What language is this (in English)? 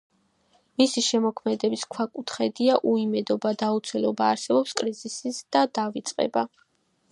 Georgian